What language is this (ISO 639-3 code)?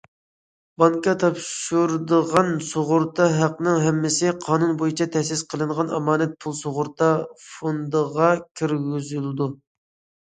uig